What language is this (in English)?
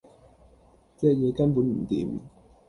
Cantonese